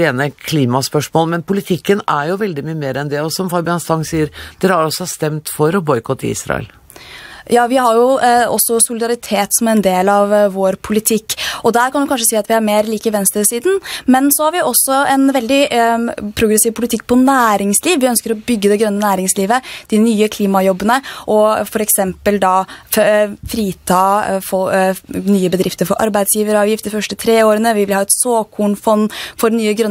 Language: Norwegian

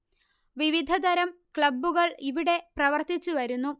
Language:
Malayalam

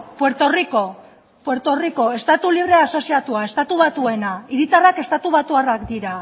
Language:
Basque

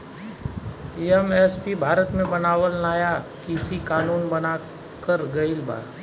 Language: Bhojpuri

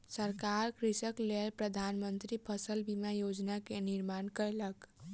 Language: Maithili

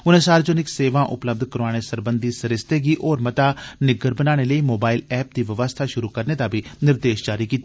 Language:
Dogri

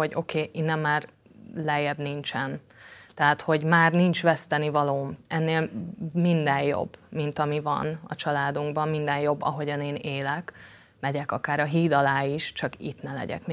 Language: Hungarian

